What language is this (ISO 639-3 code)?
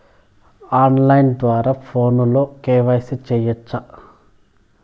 tel